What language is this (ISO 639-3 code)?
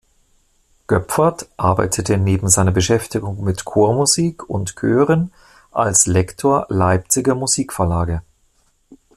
deu